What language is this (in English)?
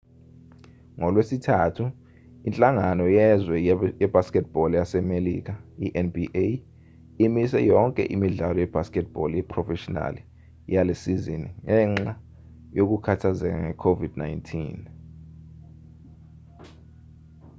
Zulu